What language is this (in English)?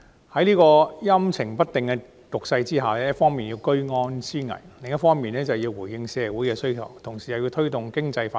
Cantonese